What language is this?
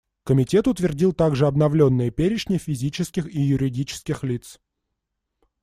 Russian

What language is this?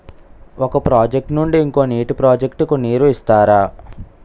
Telugu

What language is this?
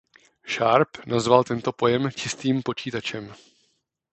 Czech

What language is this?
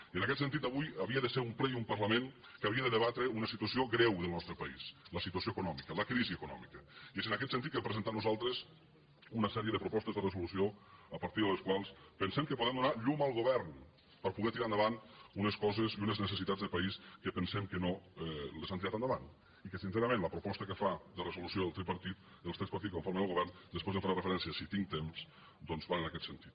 Catalan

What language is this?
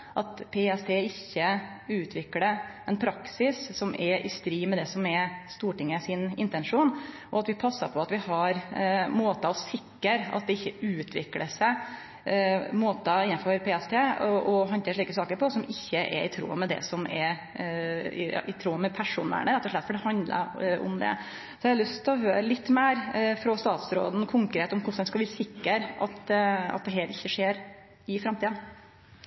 Norwegian Nynorsk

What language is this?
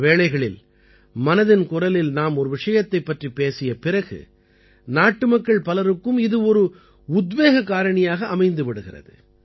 Tamil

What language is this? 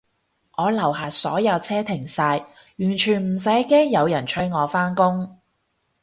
Cantonese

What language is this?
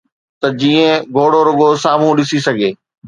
Sindhi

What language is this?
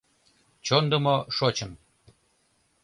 Mari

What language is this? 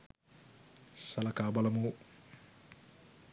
Sinhala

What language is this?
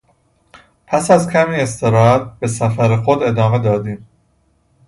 Persian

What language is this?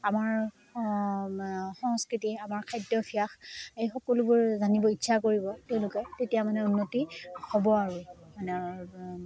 Assamese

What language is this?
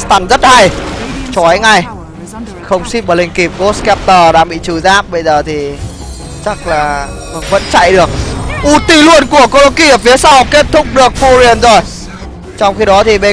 Vietnamese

